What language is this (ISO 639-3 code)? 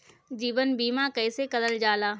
bho